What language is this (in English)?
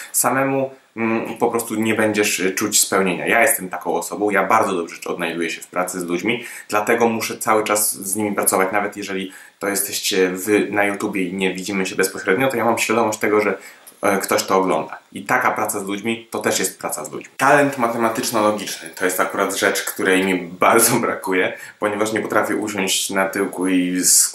Polish